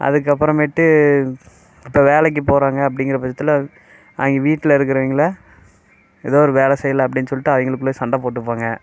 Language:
Tamil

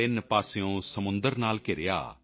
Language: Punjabi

